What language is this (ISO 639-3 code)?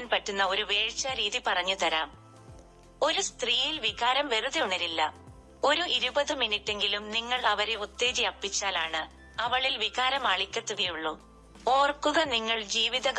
mal